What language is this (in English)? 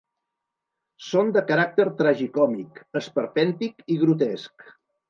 Catalan